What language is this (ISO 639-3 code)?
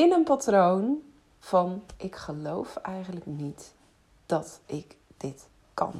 nld